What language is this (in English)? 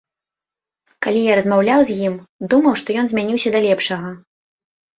Belarusian